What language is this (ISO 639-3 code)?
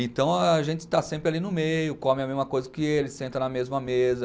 por